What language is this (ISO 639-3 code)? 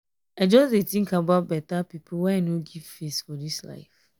pcm